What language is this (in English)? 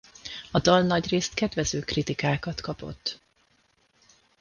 Hungarian